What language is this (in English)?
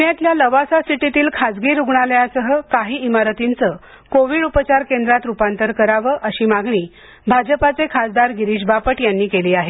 Marathi